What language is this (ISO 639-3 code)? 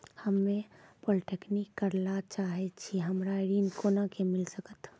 mai